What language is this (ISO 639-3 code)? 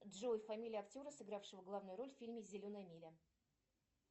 rus